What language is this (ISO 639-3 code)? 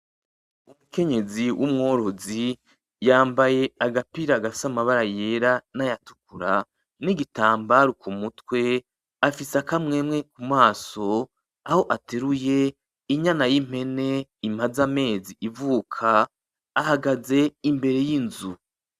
run